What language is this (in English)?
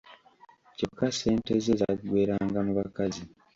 Ganda